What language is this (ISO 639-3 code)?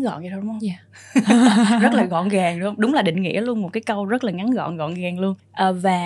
vie